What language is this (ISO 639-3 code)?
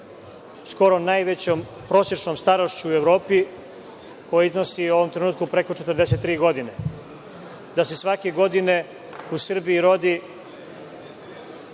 srp